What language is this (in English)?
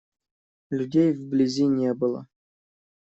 Russian